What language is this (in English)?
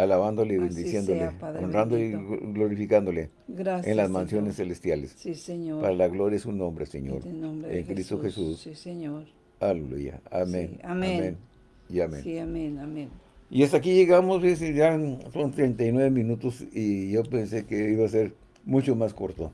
Spanish